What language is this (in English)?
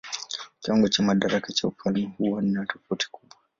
Swahili